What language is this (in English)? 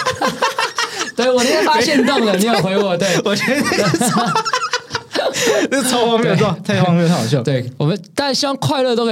Chinese